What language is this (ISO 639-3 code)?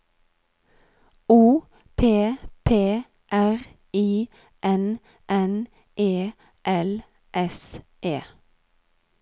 nor